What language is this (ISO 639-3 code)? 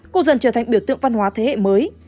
vie